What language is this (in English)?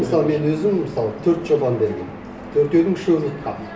Kazakh